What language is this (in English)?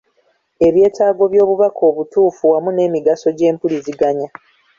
Ganda